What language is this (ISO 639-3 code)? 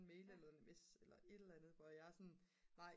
dan